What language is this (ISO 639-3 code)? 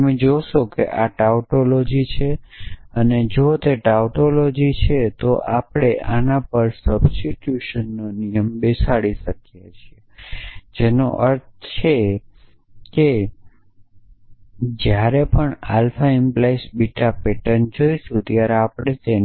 guj